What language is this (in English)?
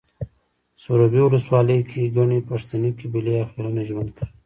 Pashto